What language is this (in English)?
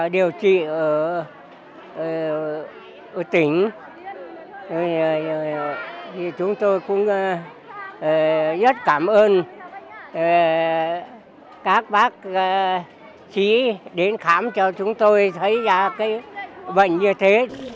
Vietnamese